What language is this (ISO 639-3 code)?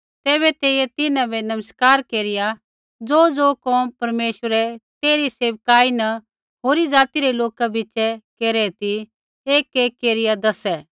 kfx